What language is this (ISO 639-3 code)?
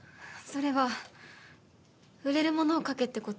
jpn